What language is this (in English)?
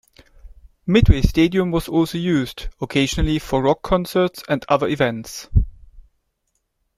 English